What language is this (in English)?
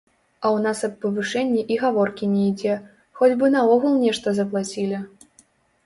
Belarusian